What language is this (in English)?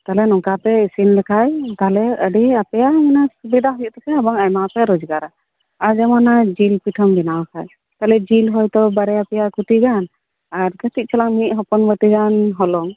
Santali